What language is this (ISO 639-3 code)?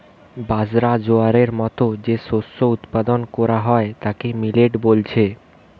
ben